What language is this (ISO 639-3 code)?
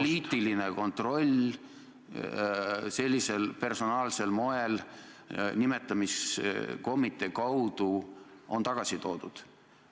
est